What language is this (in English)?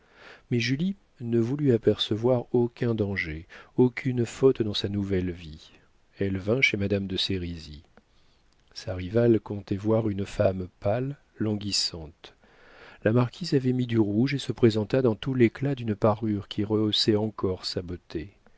French